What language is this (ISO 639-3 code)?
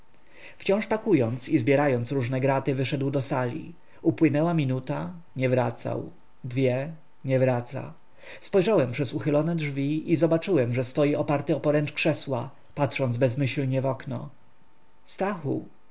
pol